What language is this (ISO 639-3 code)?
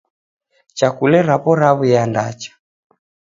dav